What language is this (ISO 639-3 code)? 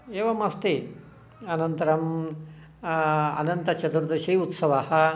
san